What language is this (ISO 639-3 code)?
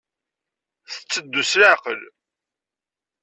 kab